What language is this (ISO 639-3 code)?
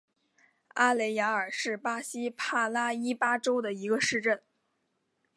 zho